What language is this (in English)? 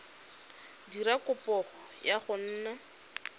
Tswana